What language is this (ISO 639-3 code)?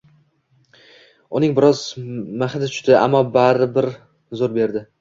uzb